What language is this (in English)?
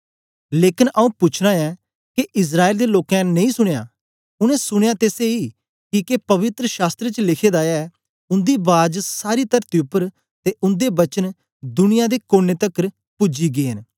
Dogri